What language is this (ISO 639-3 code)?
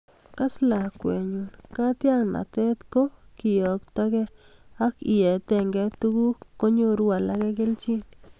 kln